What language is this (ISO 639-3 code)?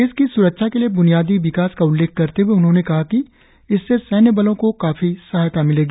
hin